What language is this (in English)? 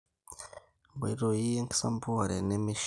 Masai